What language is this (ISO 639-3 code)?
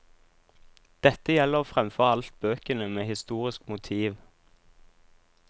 nor